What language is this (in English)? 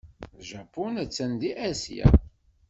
Kabyle